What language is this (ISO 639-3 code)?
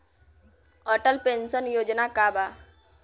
bho